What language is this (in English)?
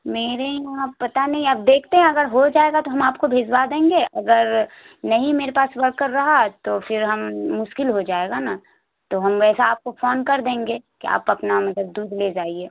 Urdu